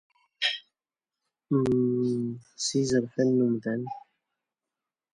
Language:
Kabyle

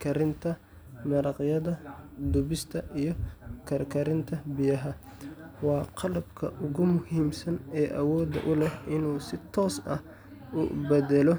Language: Somali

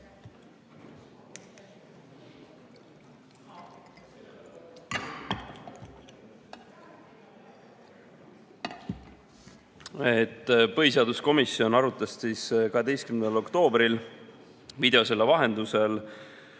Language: Estonian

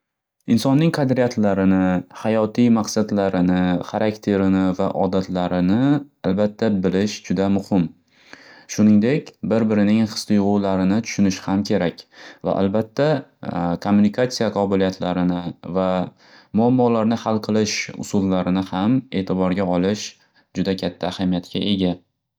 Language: Uzbek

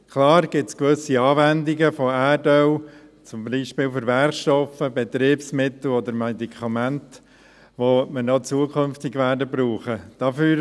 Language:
Swiss German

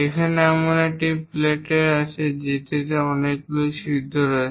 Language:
Bangla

